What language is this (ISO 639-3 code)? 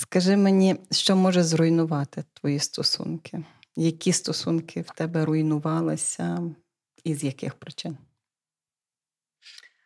ukr